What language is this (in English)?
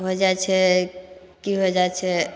Maithili